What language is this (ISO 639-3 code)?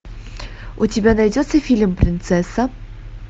rus